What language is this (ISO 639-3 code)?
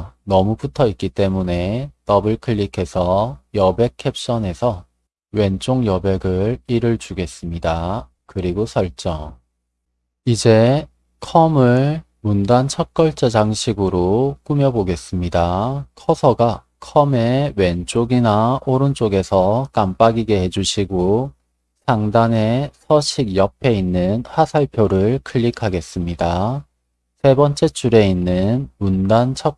kor